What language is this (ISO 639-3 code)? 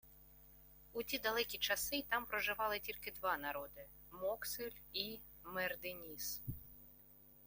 ukr